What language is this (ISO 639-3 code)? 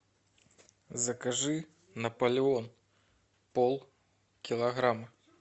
rus